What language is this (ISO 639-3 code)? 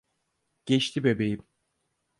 tur